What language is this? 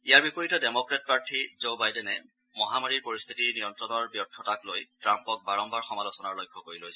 Assamese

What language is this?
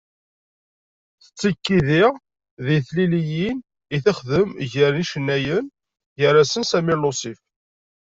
Kabyle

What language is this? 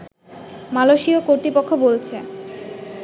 Bangla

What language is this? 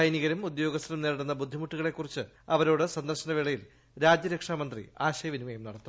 Malayalam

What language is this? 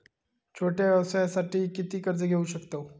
Marathi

